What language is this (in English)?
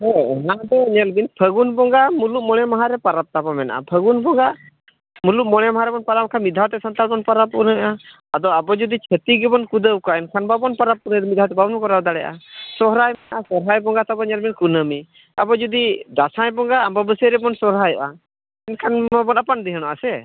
Santali